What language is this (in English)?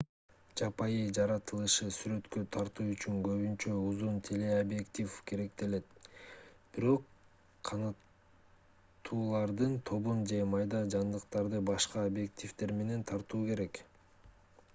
Kyrgyz